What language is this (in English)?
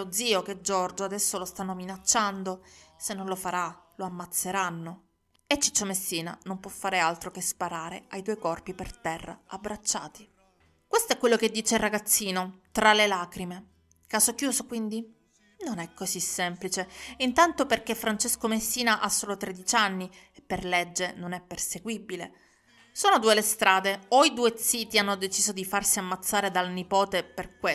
Italian